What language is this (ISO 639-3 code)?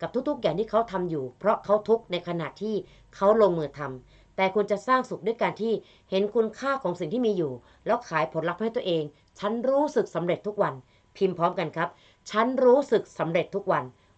tha